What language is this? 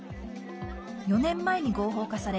Japanese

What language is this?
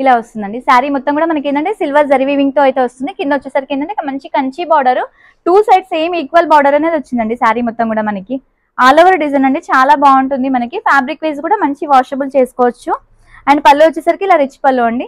Telugu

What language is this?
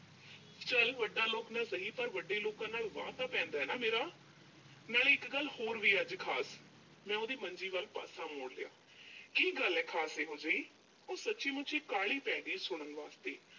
Punjabi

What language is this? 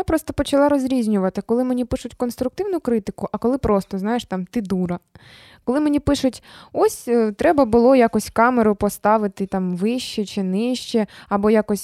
Ukrainian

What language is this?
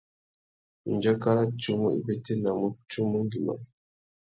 Tuki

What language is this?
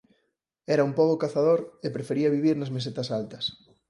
Galician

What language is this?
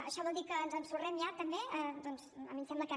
Catalan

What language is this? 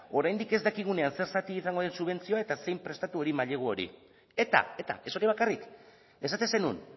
Basque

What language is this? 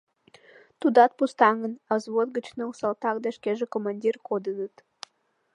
Mari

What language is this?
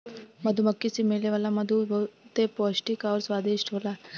Bhojpuri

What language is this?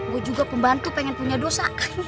Indonesian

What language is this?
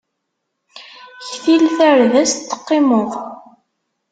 Kabyle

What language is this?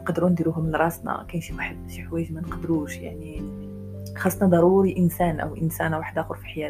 Arabic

